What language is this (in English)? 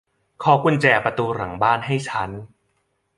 Thai